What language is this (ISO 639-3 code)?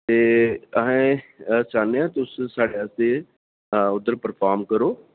doi